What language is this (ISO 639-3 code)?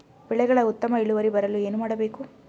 kan